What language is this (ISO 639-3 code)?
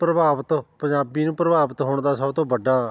pan